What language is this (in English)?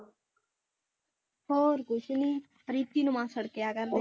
Punjabi